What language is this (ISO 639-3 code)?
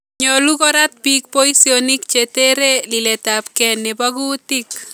kln